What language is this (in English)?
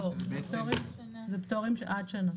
Hebrew